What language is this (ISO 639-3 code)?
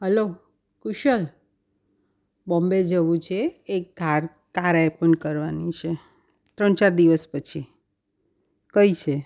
guj